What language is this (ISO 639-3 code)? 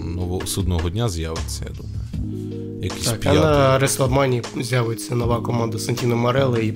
ukr